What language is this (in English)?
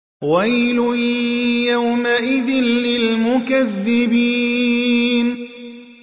Arabic